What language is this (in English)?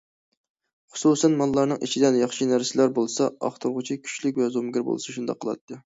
Uyghur